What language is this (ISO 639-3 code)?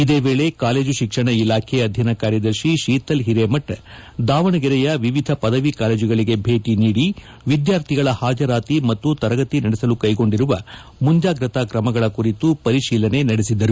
kan